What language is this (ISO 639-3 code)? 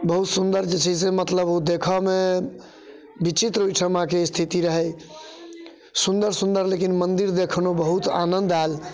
mai